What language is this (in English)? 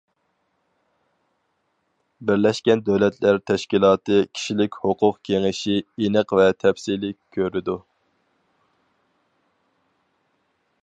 Uyghur